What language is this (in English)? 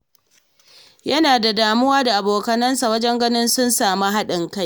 Hausa